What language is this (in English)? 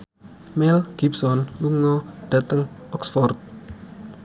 Javanese